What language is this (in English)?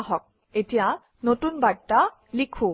Assamese